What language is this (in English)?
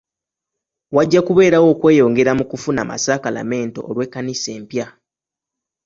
Ganda